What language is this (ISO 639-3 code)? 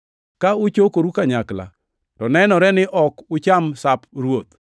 luo